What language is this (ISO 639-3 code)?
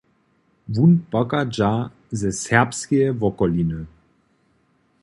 hsb